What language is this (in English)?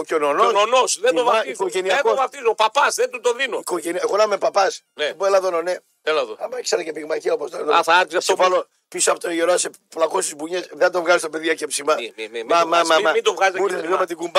Greek